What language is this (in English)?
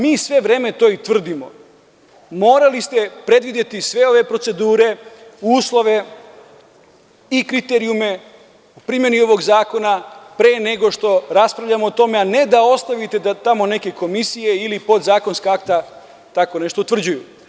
Serbian